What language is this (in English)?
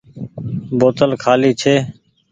Goaria